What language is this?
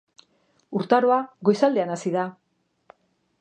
Basque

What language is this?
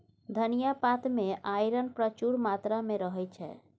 Maithili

